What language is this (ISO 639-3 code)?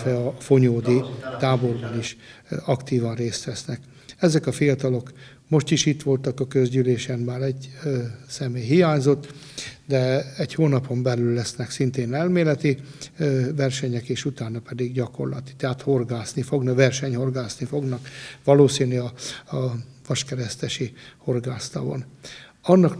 hun